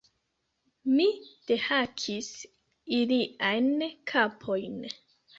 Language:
Esperanto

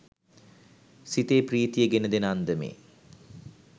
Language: Sinhala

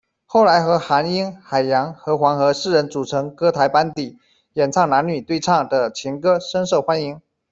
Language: Chinese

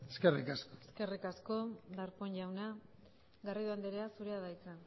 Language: Basque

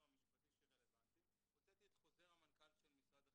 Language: Hebrew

